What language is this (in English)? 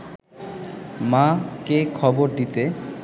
Bangla